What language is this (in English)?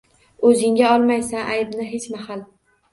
Uzbek